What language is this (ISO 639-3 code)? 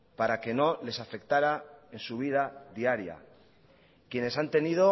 spa